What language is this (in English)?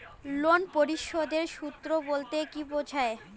Bangla